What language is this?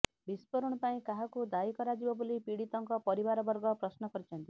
Odia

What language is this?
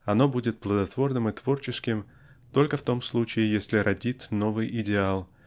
Russian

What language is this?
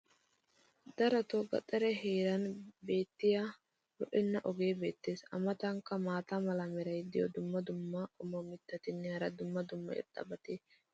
Wolaytta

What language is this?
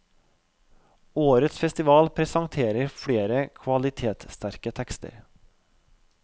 Norwegian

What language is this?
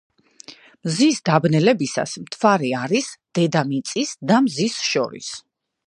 Georgian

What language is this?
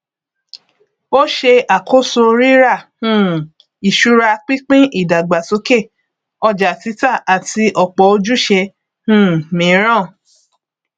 Yoruba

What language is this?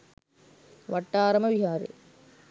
Sinhala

